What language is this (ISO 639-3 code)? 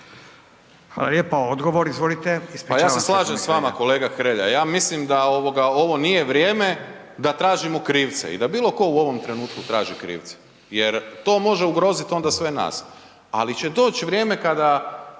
hrv